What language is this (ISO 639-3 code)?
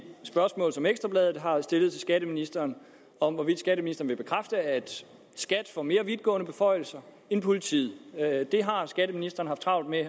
dan